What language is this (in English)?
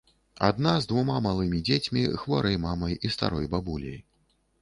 Belarusian